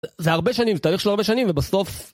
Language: Hebrew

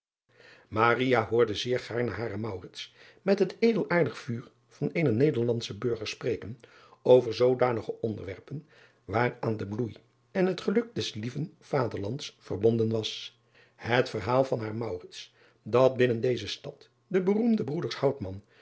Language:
Dutch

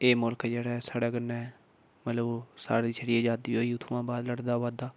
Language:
Dogri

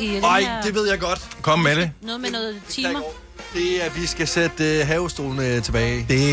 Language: Danish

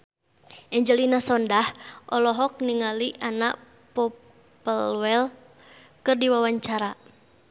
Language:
Sundanese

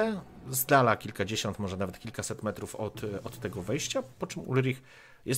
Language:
Polish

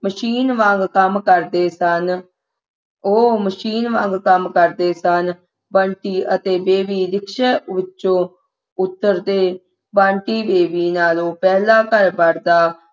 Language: Punjabi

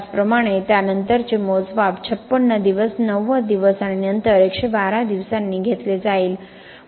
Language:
Marathi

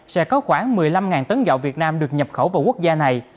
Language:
Vietnamese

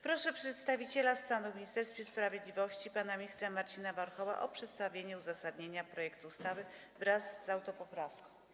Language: Polish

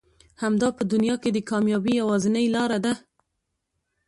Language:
Pashto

